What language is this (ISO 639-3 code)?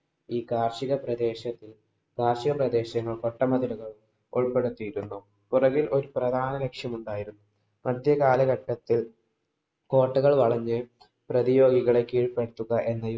mal